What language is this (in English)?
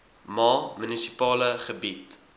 Afrikaans